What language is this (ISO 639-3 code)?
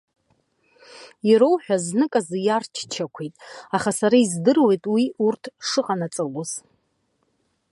abk